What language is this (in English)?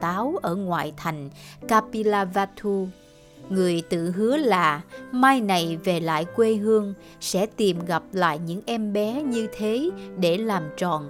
Vietnamese